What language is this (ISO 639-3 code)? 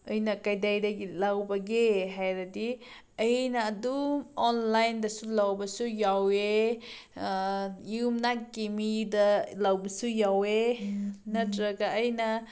mni